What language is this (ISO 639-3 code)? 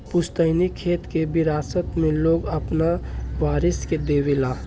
bho